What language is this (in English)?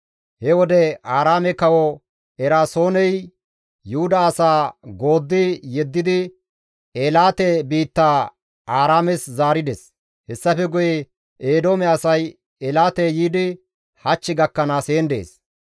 Gamo